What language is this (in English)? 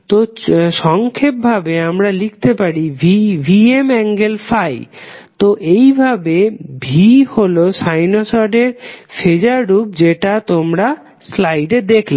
Bangla